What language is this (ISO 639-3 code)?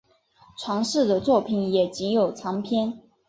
zho